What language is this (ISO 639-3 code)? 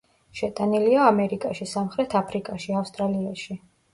kat